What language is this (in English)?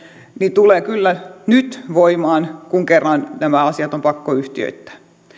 Finnish